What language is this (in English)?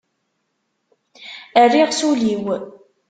Kabyle